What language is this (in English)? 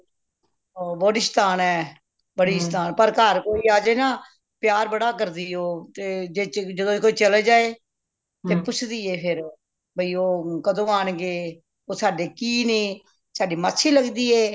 Punjabi